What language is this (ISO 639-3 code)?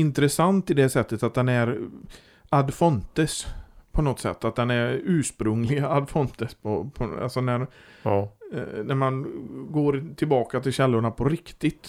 swe